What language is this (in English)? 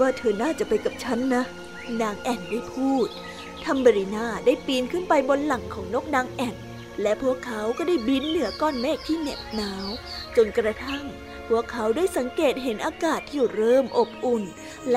Thai